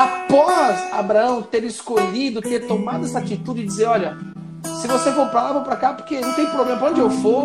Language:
Portuguese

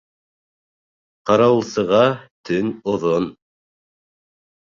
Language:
Bashkir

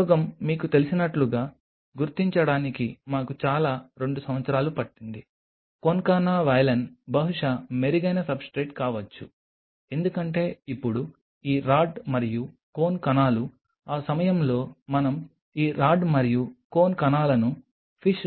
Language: Telugu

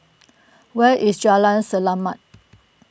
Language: English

